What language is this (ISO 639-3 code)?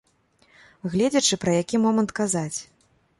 bel